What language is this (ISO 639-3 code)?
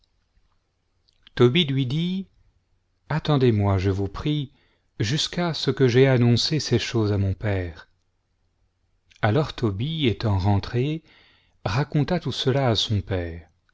fra